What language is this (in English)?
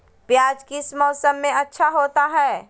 Magahi